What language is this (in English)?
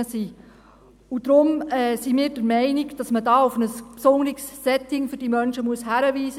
Swiss German